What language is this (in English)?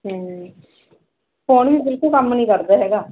Punjabi